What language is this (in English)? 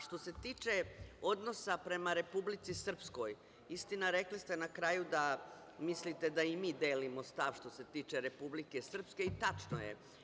Serbian